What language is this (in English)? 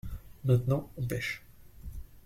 French